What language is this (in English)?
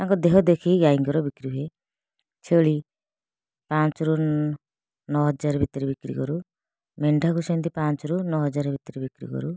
Odia